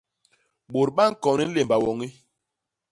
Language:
Basaa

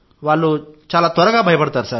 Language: Telugu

